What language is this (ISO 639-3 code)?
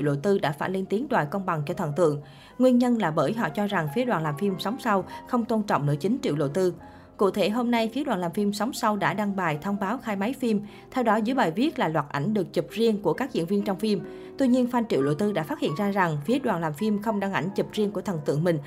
vie